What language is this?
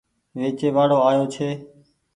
Goaria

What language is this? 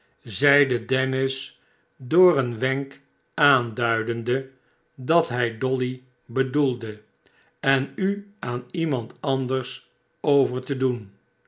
Dutch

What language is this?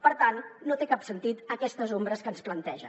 Catalan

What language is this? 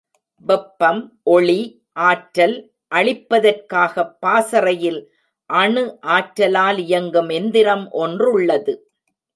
Tamil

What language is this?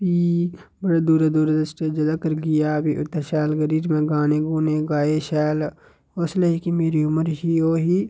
Dogri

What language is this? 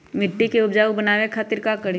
Magahi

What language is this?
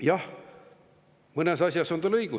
Estonian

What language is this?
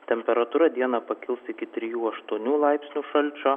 Lithuanian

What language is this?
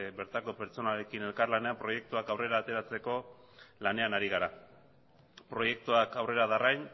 Basque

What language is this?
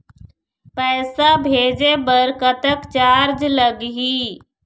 Chhattisgarhi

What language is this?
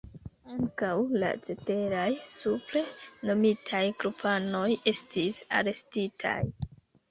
Esperanto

